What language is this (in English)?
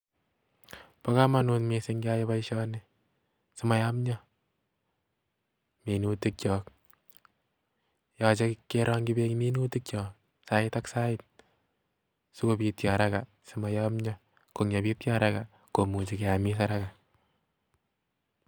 Kalenjin